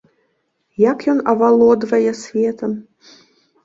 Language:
Belarusian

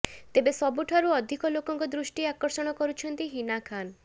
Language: Odia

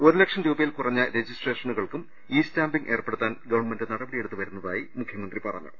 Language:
Malayalam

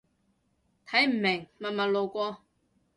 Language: Cantonese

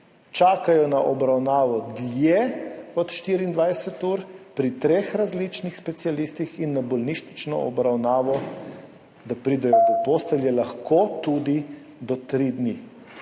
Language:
Slovenian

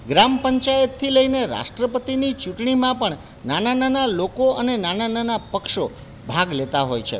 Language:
Gujarati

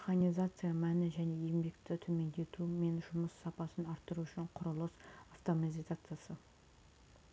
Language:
Kazakh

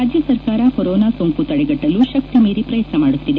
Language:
Kannada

